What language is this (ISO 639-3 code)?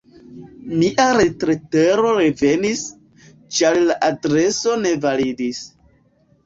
epo